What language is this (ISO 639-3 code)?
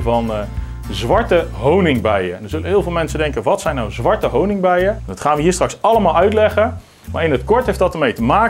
nld